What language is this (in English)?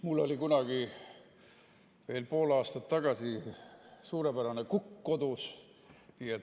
Estonian